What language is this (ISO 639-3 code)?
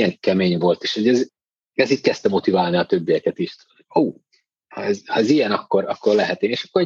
hun